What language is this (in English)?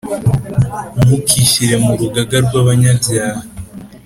Kinyarwanda